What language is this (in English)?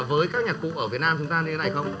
Vietnamese